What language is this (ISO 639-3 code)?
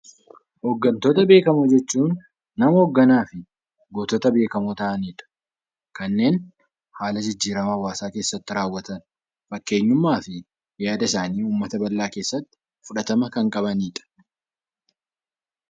orm